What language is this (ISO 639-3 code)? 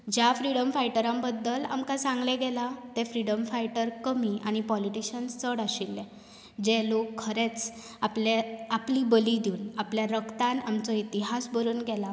kok